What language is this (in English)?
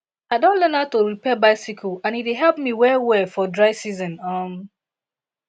Nigerian Pidgin